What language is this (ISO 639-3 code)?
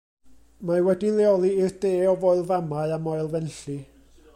cym